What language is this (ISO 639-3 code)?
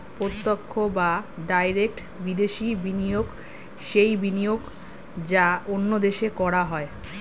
ben